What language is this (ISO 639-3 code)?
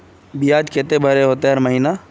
mag